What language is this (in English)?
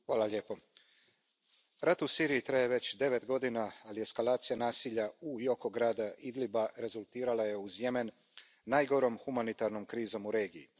Croatian